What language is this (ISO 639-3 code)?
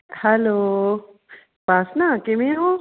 pan